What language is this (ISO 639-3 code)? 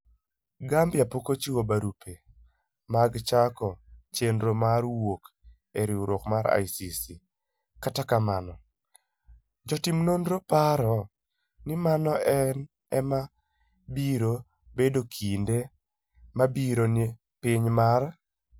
luo